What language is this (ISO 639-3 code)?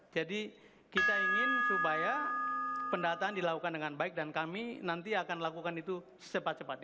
ind